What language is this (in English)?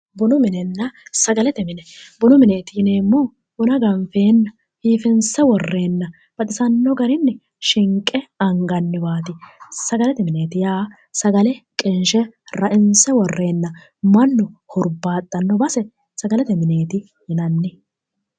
Sidamo